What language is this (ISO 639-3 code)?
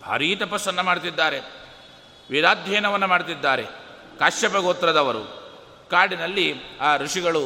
kan